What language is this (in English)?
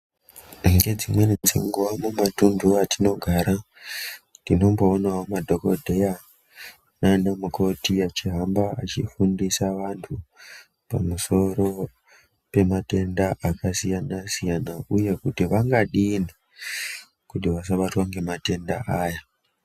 Ndau